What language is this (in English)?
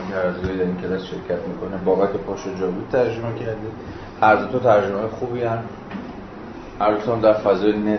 Persian